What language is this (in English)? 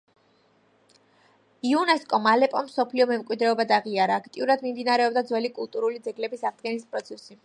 Georgian